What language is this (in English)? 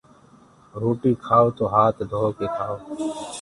Gurgula